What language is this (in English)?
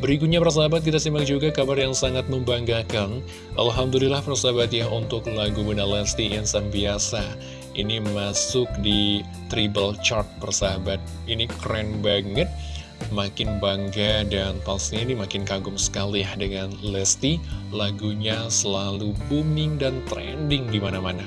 Indonesian